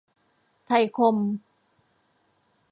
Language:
Thai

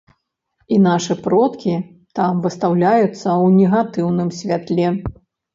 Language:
Belarusian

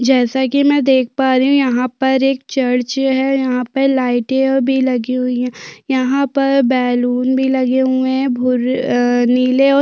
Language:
Hindi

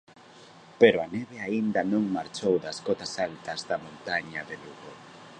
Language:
Galician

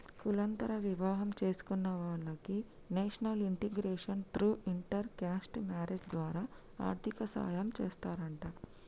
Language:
Telugu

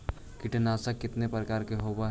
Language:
Magahi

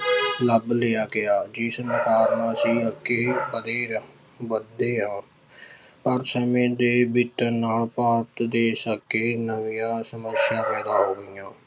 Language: Punjabi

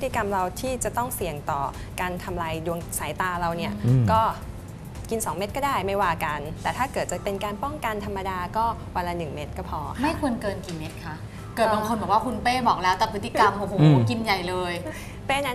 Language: Thai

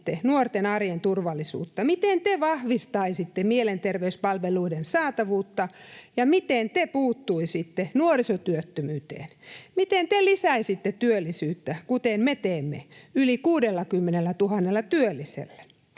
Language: Finnish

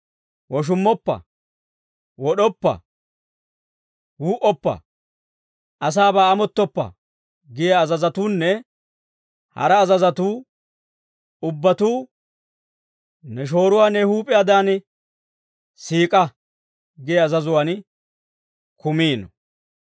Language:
Dawro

